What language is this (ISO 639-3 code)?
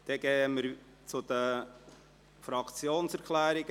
gsw